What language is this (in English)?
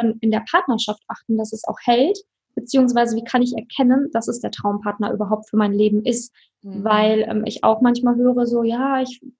German